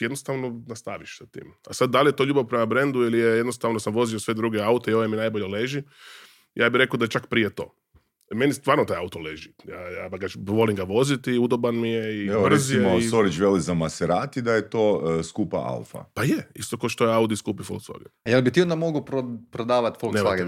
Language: Croatian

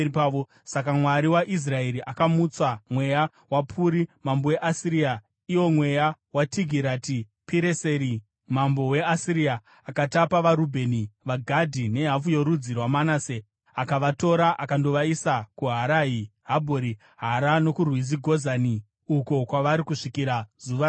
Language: Shona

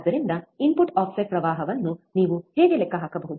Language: Kannada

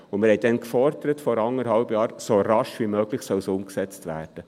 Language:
Swiss German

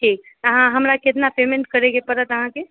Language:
Maithili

